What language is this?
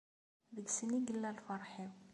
Kabyle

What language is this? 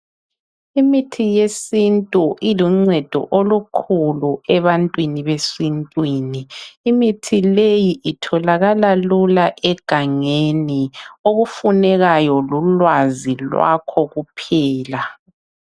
North Ndebele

